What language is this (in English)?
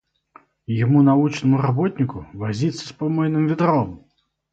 Russian